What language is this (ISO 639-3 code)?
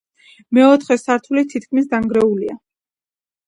kat